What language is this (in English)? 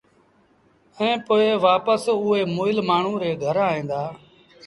Sindhi Bhil